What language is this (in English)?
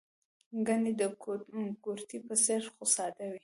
Pashto